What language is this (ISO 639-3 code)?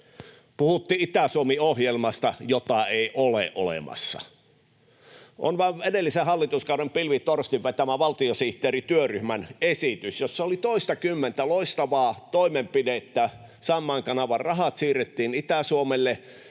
fin